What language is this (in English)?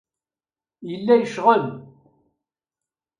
Kabyle